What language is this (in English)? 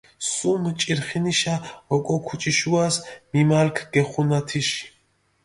Mingrelian